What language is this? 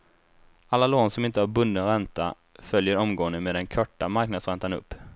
Swedish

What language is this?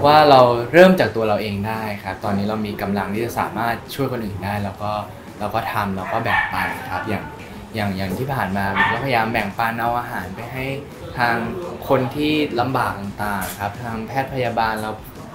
Thai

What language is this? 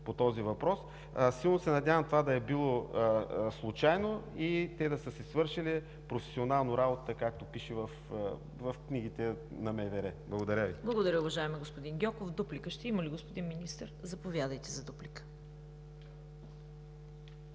Bulgarian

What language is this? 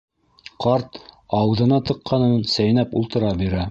Bashkir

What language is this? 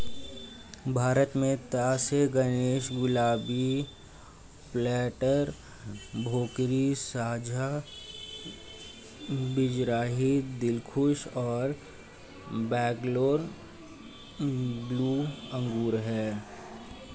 Hindi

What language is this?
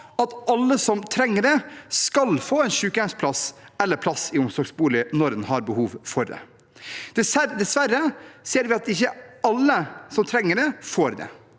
Norwegian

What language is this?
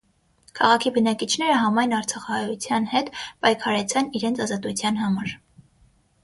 Armenian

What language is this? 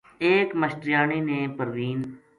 Gujari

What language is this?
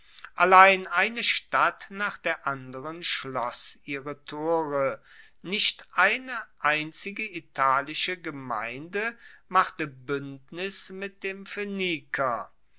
German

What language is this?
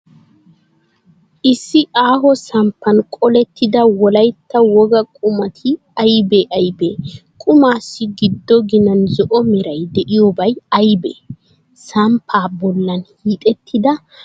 Wolaytta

